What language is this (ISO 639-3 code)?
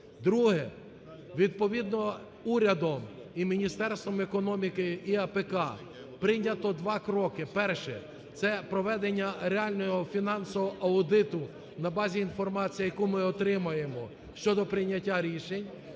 ukr